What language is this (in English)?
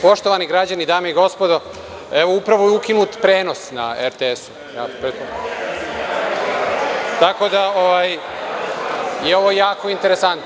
Serbian